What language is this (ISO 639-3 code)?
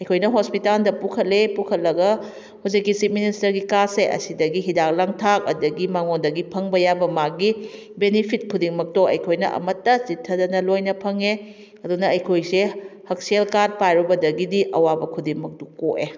mni